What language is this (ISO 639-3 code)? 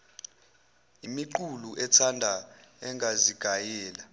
zul